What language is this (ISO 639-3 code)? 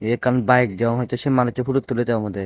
ccp